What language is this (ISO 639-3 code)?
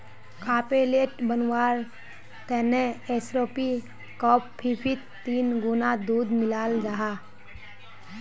mag